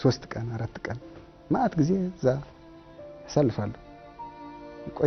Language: Arabic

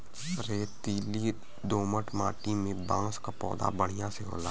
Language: Bhojpuri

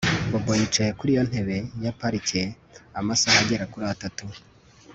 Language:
Kinyarwanda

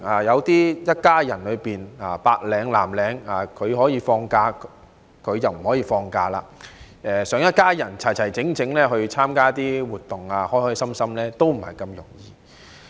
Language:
Cantonese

